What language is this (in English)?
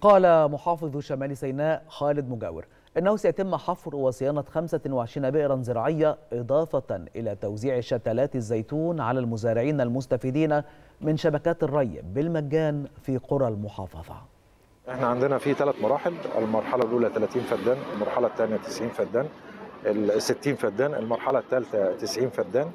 Arabic